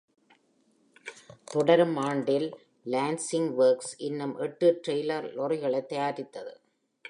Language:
Tamil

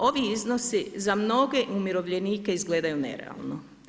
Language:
Croatian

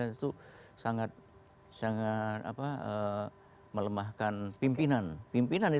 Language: Indonesian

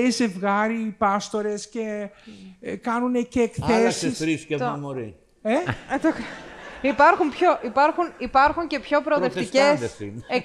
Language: Greek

